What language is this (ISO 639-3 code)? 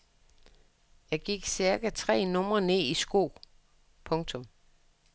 dan